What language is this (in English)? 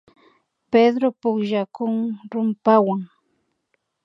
Imbabura Highland Quichua